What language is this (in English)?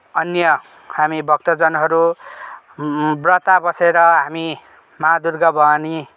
Nepali